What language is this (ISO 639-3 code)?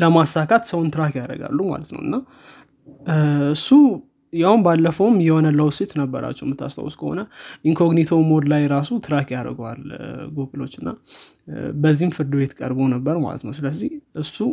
amh